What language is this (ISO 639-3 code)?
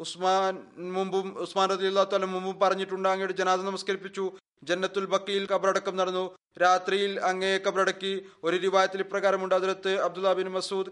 mal